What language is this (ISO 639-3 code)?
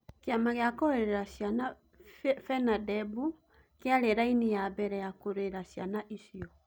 kik